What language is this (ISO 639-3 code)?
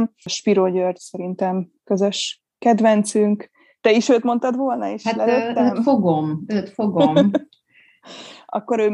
hun